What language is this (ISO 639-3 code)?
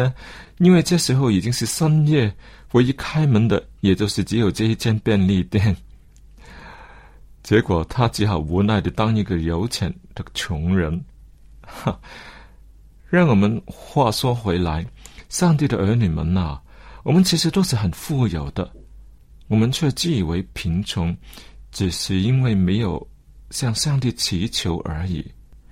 zho